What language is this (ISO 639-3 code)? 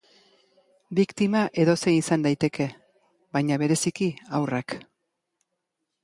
eus